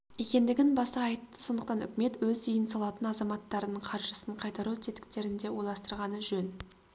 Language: Kazakh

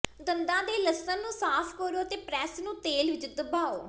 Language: Punjabi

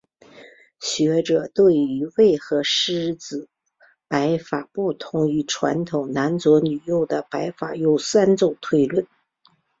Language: Chinese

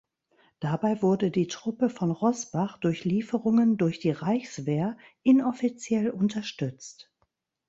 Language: German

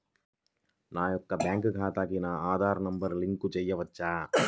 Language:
Telugu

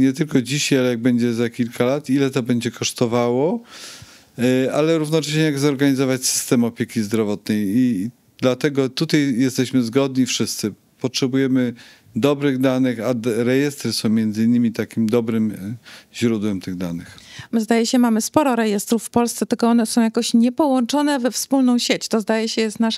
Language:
Polish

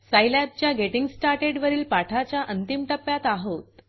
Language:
Marathi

